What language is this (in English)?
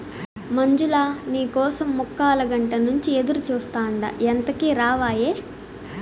Telugu